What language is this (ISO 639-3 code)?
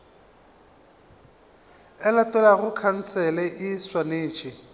nso